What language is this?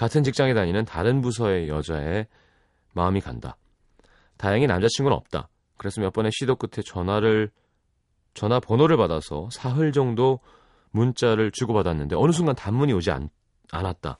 Korean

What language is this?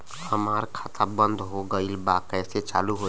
Bhojpuri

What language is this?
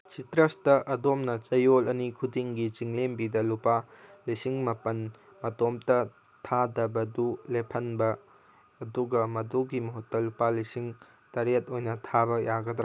Manipuri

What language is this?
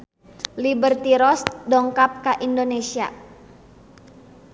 Sundanese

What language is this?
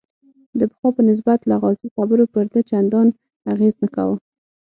Pashto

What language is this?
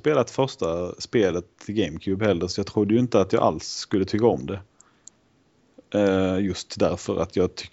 Swedish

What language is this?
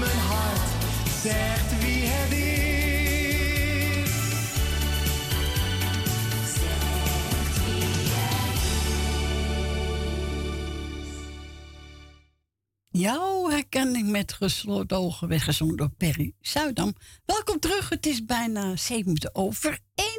Dutch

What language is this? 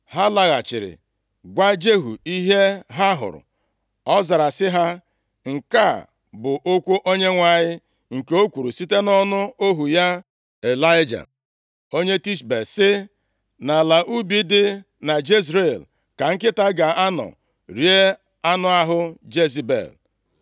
Igbo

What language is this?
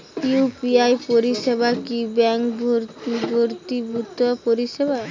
Bangla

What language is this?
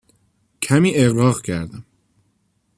Persian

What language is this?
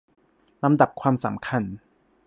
Thai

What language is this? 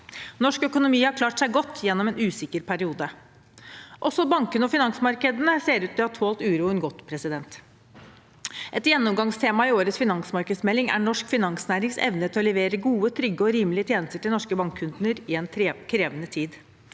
Norwegian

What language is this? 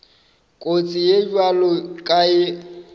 Northern Sotho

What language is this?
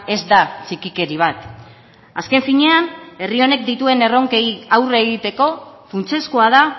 Basque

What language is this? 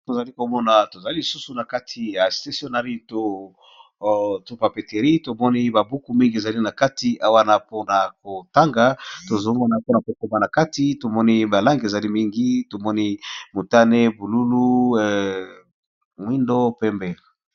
Lingala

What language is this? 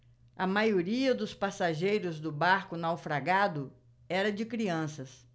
Portuguese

